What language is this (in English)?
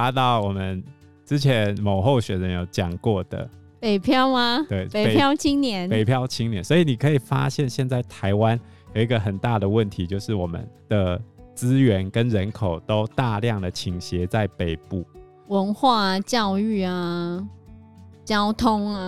Chinese